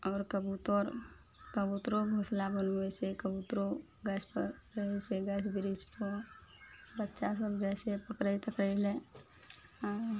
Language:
Maithili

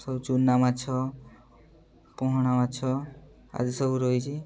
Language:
Odia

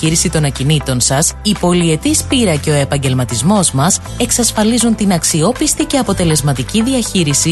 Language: Greek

